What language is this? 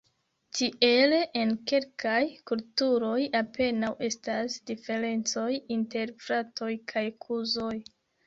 Esperanto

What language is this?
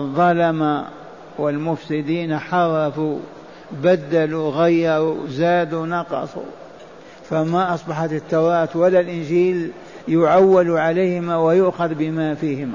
Arabic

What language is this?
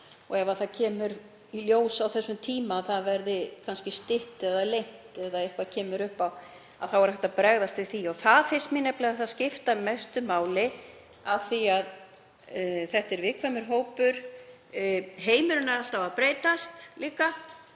Icelandic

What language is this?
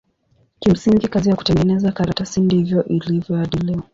Swahili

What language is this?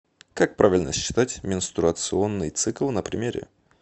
Russian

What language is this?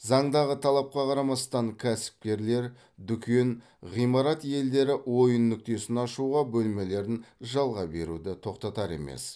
Kazakh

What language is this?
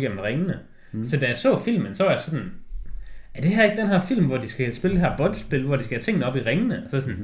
Danish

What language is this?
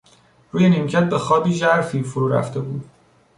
Persian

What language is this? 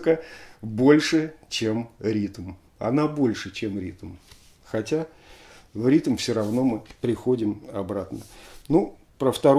Russian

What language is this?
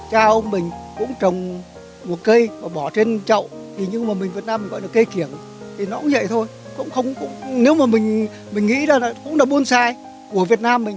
Vietnamese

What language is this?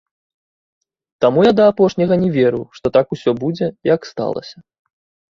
Belarusian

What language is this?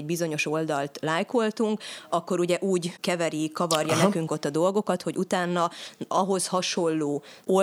Hungarian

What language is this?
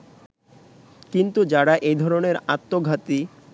Bangla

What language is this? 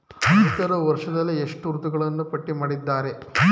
Kannada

